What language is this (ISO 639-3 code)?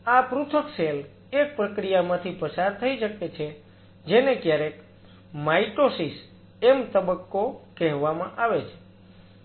guj